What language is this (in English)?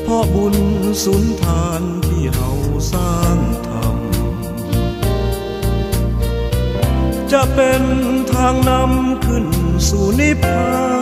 Thai